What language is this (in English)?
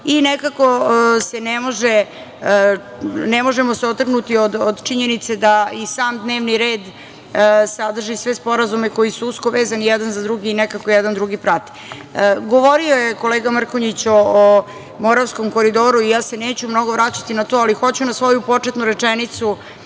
Serbian